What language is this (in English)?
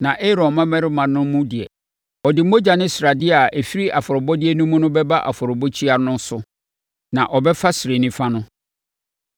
Akan